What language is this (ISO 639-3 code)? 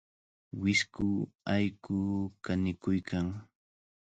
qvl